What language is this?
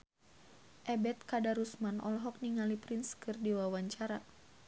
Sundanese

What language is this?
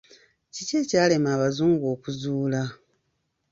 Ganda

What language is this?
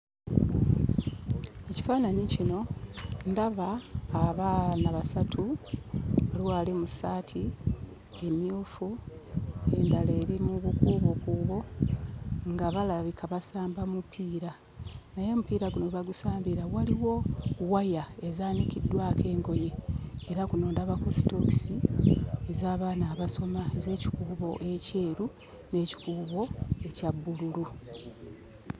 Ganda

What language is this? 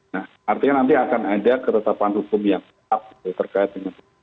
Indonesian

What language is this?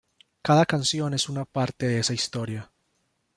Spanish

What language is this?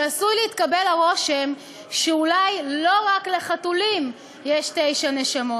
Hebrew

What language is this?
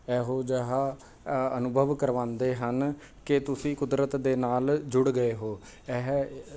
Punjabi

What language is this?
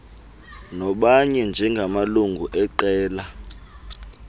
Xhosa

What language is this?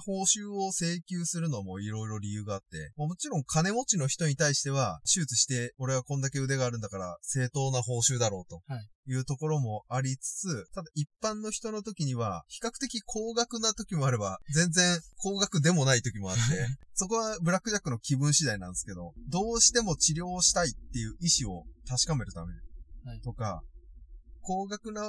Japanese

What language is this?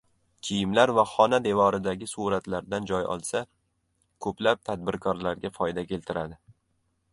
Uzbek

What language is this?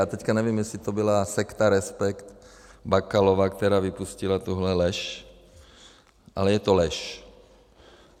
Czech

